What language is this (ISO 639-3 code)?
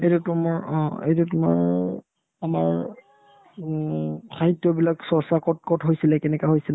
asm